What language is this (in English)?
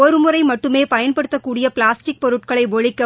Tamil